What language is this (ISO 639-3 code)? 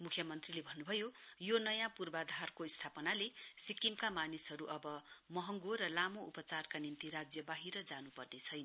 nep